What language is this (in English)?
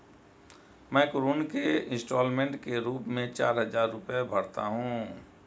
Hindi